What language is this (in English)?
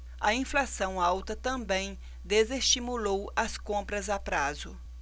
Portuguese